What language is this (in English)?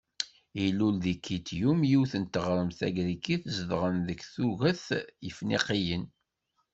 Kabyle